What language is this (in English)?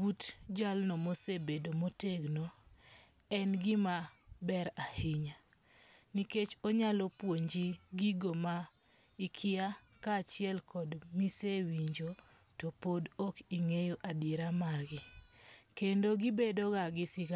Luo (Kenya and Tanzania)